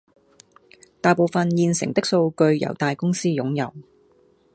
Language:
Cantonese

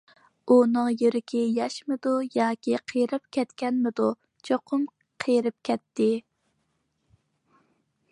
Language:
Uyghur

